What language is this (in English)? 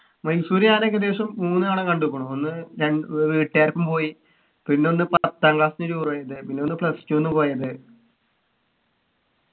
Malayalam